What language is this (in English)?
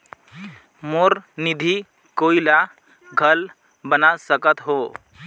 Chhattisgarhi